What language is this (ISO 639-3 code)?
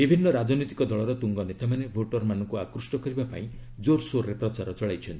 ori